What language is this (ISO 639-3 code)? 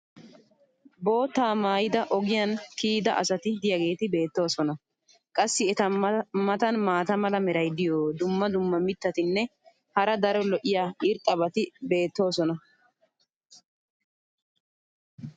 wal